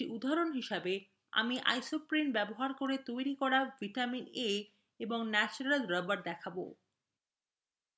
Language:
Bangla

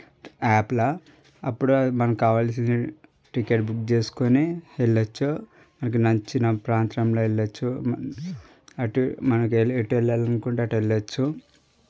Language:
Telugu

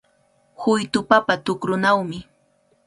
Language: Cajatambo North Lima Quechua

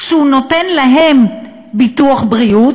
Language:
Hebrew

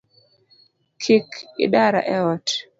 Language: Luo (Kenya and Tanzania)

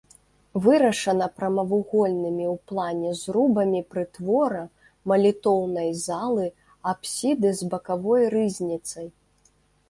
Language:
Belarusian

